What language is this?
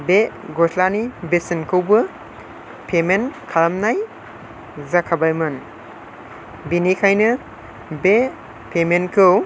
Bodo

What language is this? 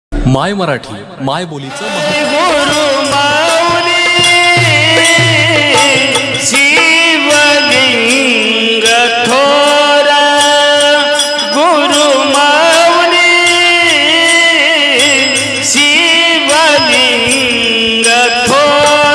Marathi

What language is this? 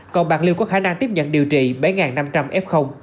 Vietnamese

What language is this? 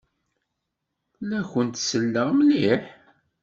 Kabyle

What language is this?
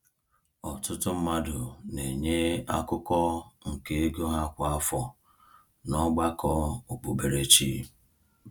Igbo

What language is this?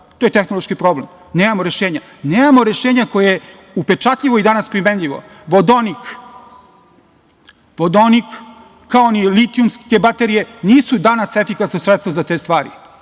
Serbian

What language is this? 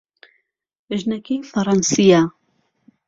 Central Kurdish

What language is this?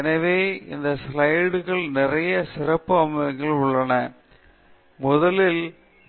Tamil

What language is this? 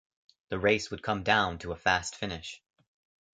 English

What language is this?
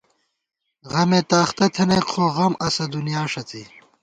Gawar-Bati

